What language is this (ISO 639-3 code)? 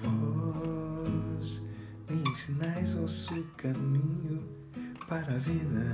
por